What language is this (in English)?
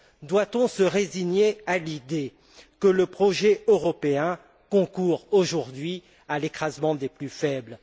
French